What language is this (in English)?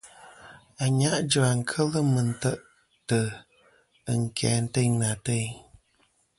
Kom